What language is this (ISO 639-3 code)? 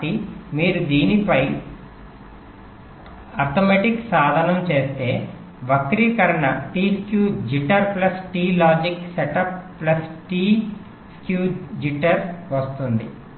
tel